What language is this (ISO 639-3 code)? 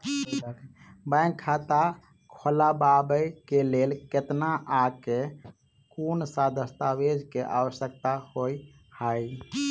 mai